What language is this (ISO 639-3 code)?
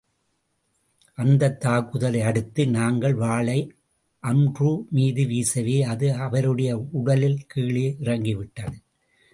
tam